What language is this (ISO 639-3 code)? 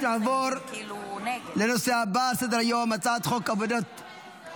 heb